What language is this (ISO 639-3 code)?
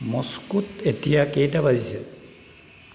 asm